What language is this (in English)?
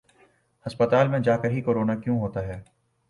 Urdu